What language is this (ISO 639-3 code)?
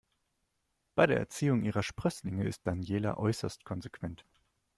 deu